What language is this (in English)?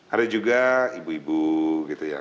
Indonesian